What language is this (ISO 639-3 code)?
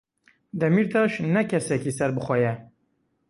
kur